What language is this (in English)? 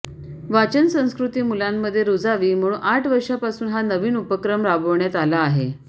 Marathi